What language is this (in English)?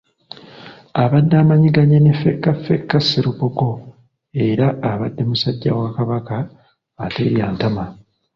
Ganda